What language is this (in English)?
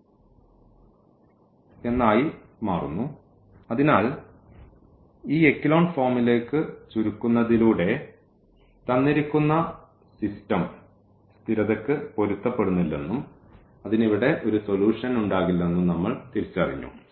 Malayalam